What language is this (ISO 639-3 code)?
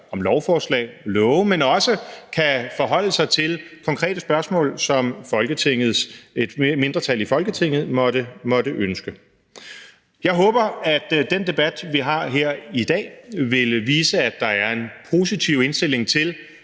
dan